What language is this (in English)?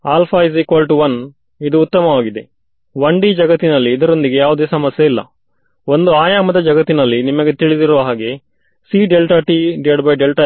Kannada